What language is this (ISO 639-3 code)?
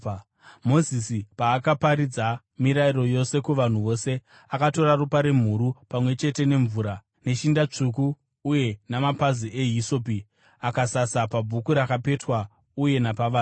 sna